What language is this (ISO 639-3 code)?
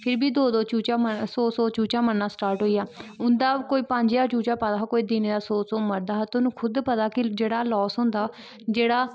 doi